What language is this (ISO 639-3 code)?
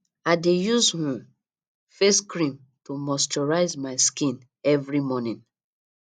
pcm